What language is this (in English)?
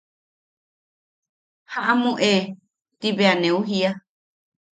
Yaqui